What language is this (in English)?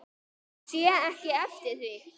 Icelandic